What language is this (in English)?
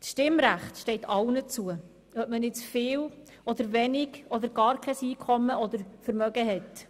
Swiss German